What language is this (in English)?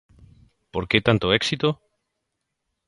Galician